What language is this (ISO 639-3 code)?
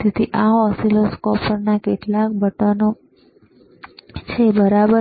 guj